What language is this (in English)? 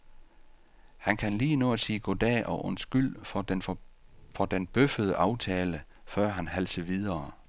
Danish